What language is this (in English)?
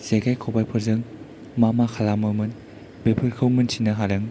Bodo